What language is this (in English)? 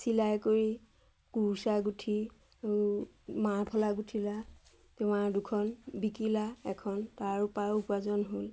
Assamese